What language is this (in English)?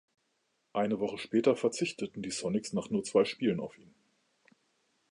German